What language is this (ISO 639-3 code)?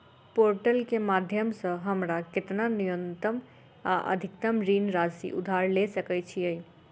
mai